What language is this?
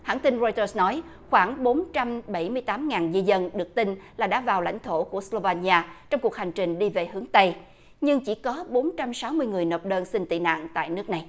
Vietnamese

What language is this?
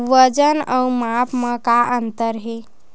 Chhattisgarhi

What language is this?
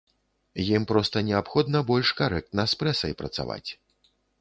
Belarusian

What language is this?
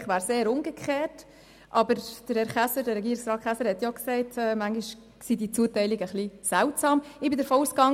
Swiss German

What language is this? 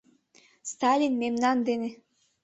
Mari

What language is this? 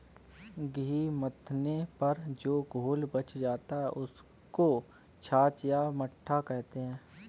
Hindi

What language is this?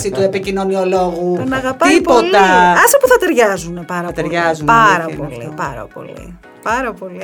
Greek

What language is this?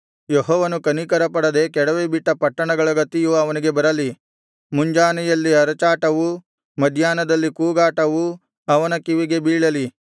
Kannada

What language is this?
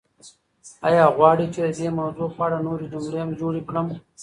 Pashto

